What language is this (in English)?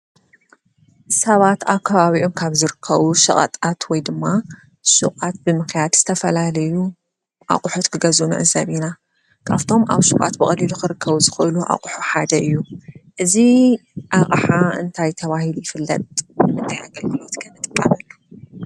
Tigrinya